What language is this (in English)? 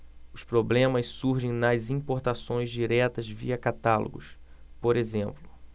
Portuguese